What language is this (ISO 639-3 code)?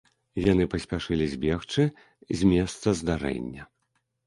bel